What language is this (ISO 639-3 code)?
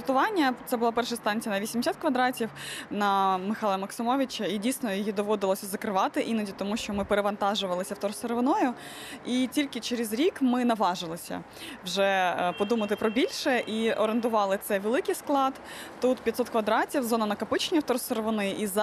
ukr